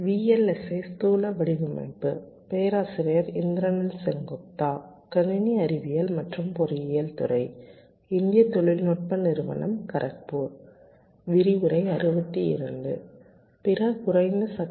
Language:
Tamil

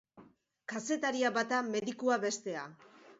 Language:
Basque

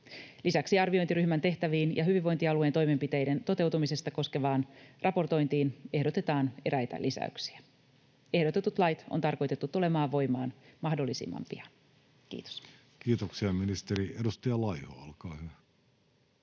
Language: Finnish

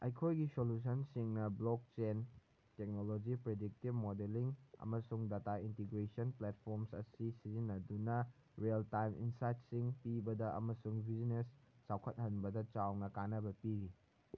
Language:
Manipuri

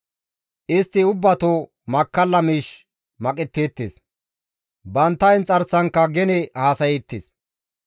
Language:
Gamo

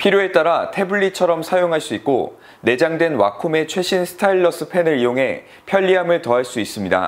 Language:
Korean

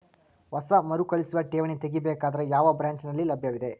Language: Kannada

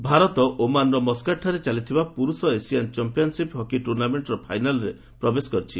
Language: Odia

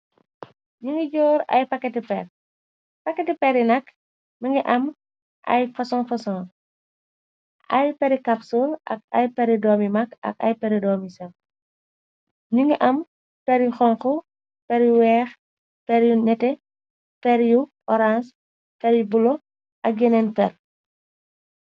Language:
Wolof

